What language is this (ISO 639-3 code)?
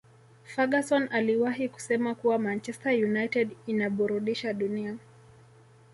swa